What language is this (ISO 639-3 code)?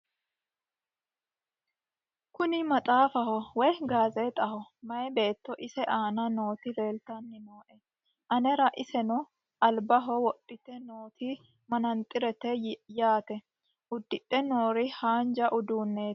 sid